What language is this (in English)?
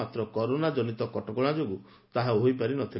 Odia